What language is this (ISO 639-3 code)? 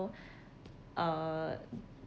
eng